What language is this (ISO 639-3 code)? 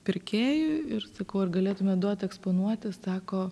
lit